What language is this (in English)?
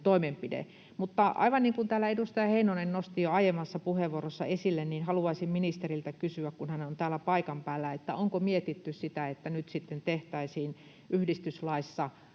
Finnish